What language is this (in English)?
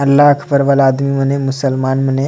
Sadri